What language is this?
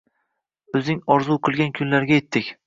Uzbek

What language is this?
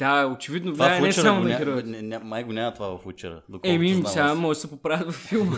Bulgarian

